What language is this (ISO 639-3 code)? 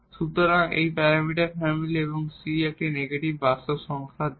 ben